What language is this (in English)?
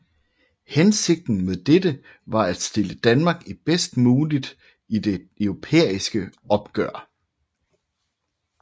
Danish